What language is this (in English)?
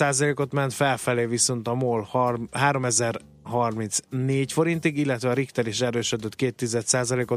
Hungarian